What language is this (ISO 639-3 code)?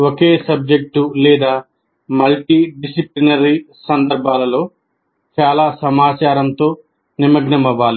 tel